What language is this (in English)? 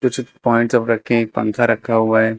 Hindi